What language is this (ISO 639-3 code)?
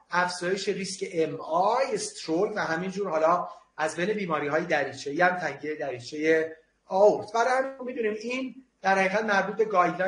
fas